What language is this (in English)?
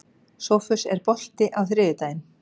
Icelandic